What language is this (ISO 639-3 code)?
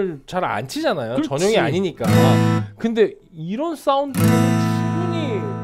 kor